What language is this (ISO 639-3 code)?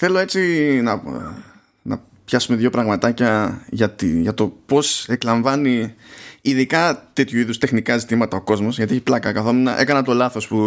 ell